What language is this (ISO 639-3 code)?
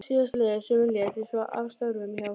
isl